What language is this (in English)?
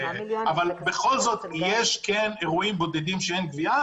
Hebrew